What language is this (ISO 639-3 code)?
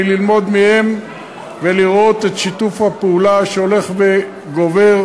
heb